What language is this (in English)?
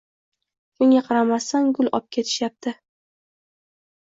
Uzbek